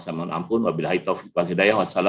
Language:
Indonesian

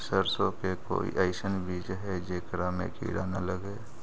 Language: Magahi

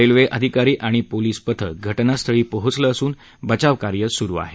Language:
Marathi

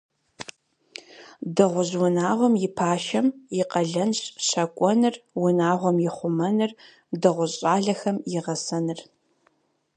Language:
Kabardian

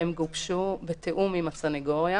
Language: Hebrew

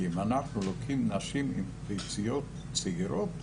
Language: Hebrew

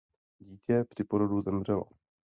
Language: Czech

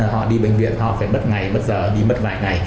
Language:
Vietnamese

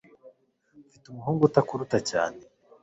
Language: Kinyarwanda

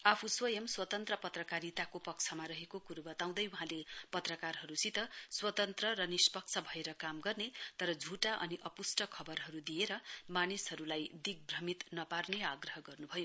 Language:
Nepali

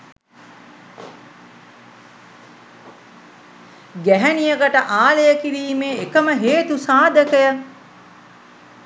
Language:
Sinhala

